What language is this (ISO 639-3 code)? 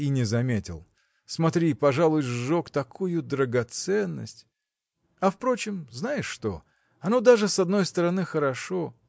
rus